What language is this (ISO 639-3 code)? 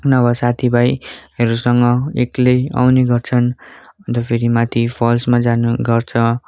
nep